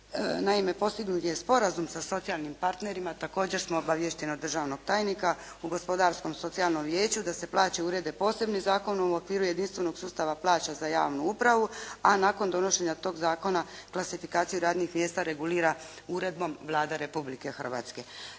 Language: Croatian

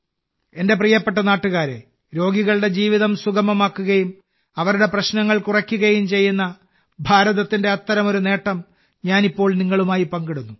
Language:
Malayalam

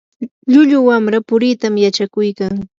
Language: Yanahuanca Pasco Quechua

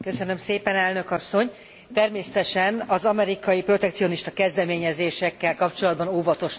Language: Hungarian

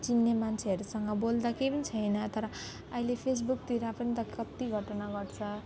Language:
Nepali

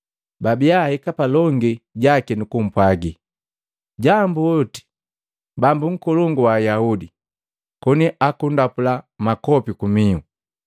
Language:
Matengo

